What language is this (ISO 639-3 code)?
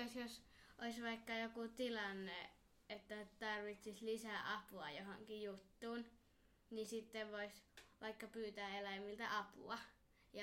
fin